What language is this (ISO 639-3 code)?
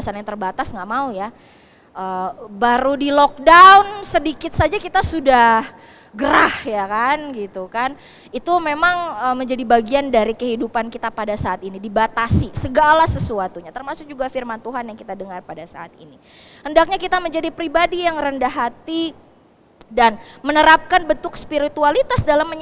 ind